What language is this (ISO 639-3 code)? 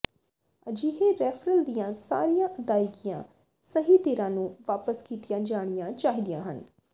pan